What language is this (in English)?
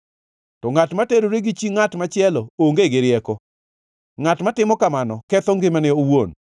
Luo (Kenya and Tanzania)